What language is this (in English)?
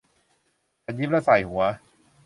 Thai